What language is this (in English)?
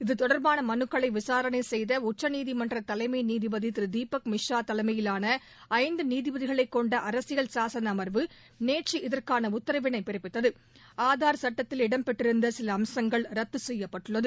Tamil